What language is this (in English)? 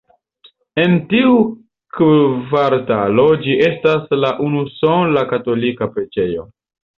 Esperanto